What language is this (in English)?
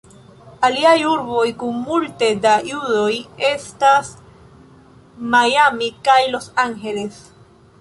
Esperanto